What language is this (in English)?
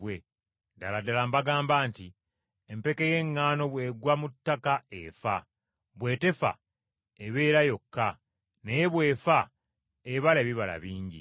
Ganda